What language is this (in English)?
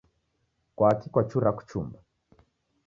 Taita